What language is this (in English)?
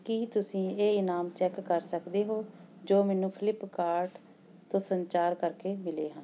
Punjabi